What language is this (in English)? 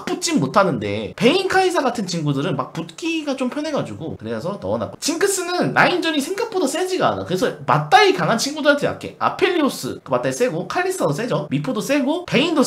Korean